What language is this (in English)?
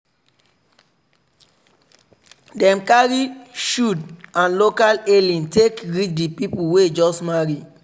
Nigerian Pidgin